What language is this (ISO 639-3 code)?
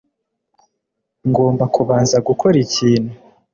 kin